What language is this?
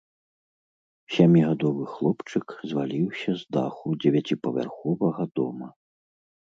Belarusian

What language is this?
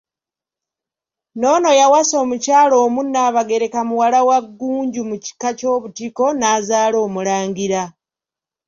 Ganda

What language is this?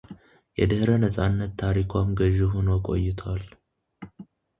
Amharic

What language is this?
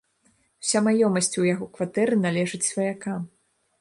Belarusian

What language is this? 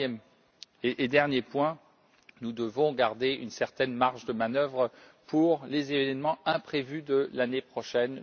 French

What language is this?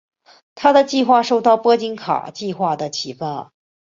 Chinese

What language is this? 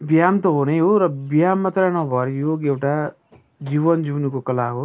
Nepali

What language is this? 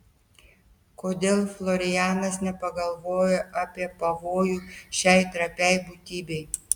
Lithuanian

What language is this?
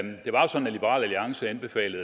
Danish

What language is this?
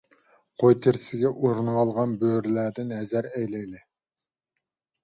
Uyghur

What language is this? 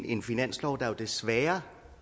Danish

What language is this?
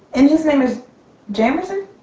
English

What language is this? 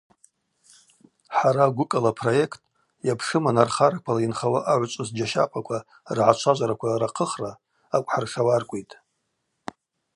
Abaza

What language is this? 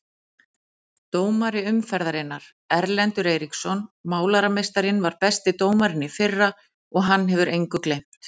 Icelandic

